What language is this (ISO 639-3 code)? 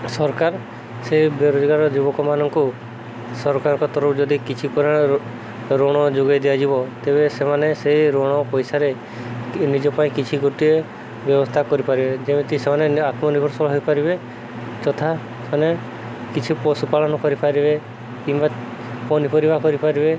ori